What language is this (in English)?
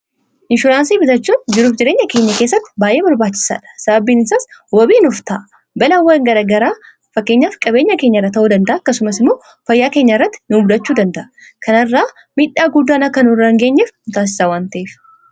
Oromo